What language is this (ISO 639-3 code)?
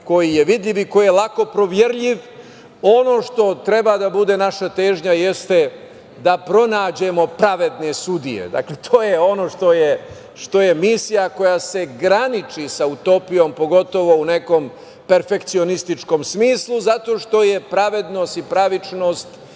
srp